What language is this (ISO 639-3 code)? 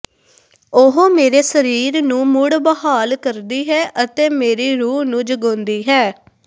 pan